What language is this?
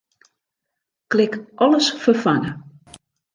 Western Frisian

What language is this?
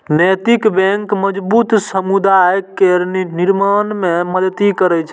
Maithili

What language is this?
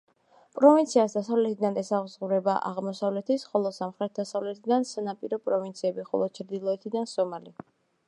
Georgian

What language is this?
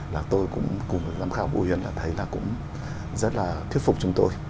Vietnamese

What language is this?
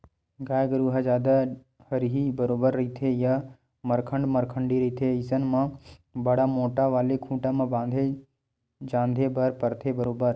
Chhattisgarhi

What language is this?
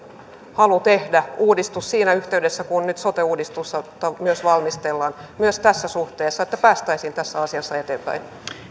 Finnish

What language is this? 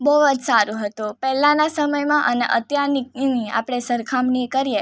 Gujarati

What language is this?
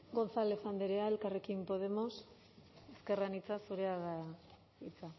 Basque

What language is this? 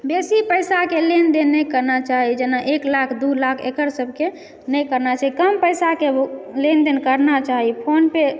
Maithili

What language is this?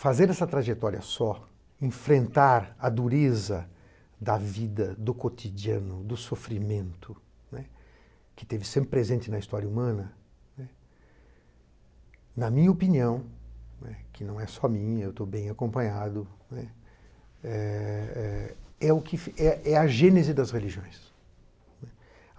Portuguese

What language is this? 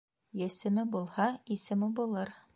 Bashkir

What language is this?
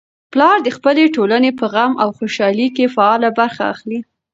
Pashto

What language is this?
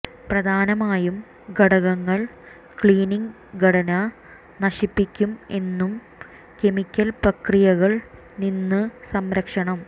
Malayalam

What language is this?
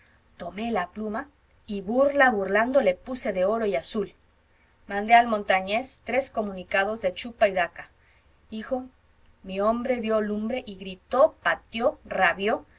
Spanish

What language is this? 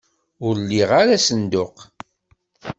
Kabyle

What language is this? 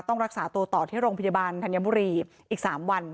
Thai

